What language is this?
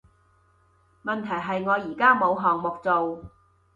Cantonese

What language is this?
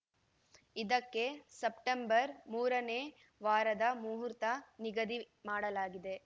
Kannada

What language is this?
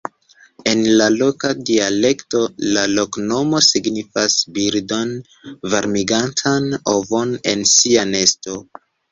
Esperanto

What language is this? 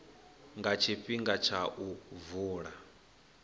Venda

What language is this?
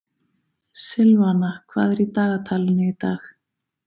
Icelandic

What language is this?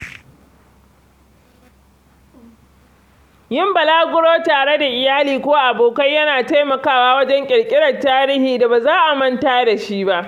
Hausa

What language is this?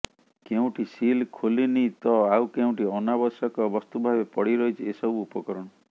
Odia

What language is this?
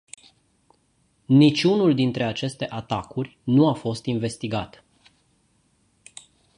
Romanian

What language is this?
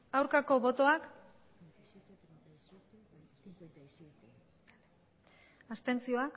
Basque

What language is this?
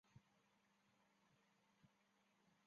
Chinese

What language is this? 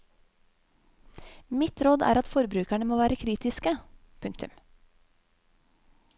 Norwegian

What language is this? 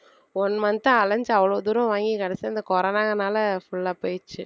Tamil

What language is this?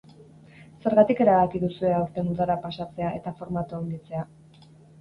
Basque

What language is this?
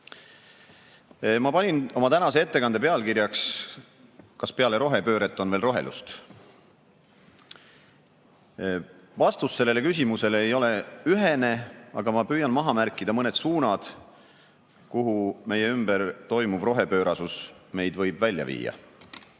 Estonian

